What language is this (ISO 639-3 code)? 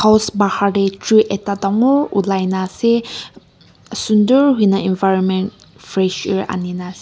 nag